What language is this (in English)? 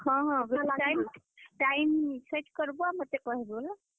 Odia